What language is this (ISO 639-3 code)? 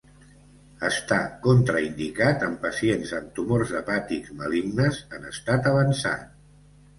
cat